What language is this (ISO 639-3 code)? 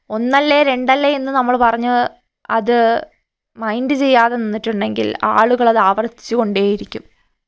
mal